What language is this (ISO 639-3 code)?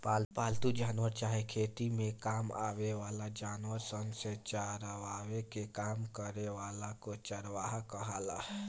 bho